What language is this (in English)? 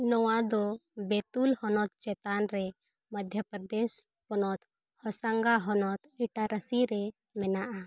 Santali